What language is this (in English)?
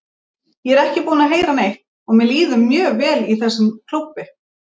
Icelandic